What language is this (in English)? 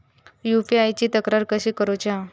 Marathi